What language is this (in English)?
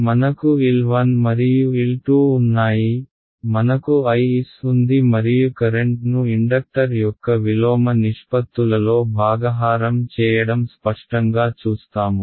Telugu